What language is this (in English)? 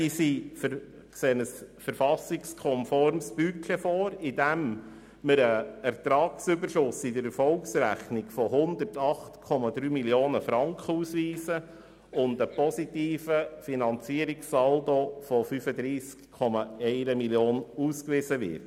Swiss German